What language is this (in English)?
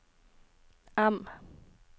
Norwegian